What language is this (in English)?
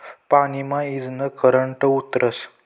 Marathi